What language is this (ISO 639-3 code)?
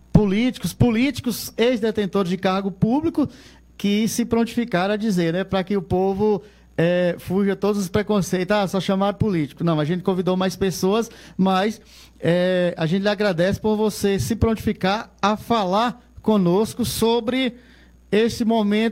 por